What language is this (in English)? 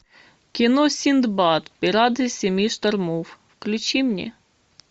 Russian